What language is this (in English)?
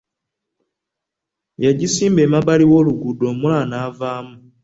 Ganda